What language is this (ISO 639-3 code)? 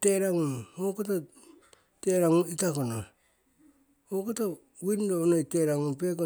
siw